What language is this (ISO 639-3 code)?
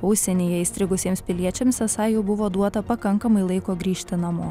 lit